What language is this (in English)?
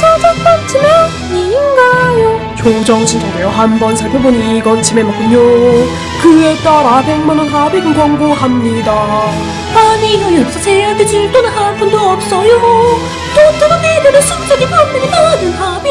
Korean